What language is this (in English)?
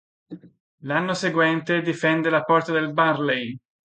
Italian